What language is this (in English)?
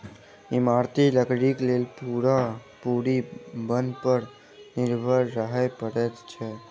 Maithili